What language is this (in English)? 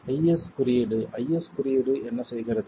Tamil